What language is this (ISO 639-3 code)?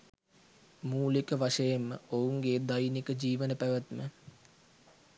sin